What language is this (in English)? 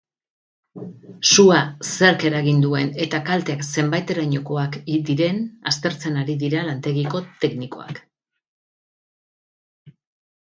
Basque